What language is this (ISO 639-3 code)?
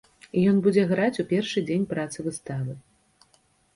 bel